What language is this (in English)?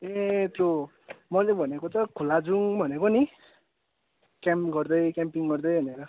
Nepali